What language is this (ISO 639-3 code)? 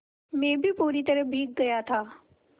hin